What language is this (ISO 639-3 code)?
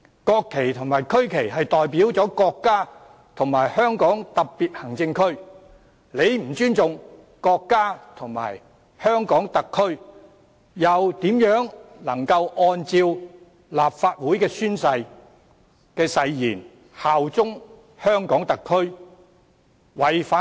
yue